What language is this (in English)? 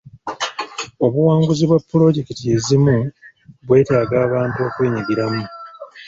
Ganda